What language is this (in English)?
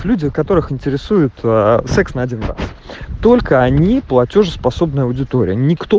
Russian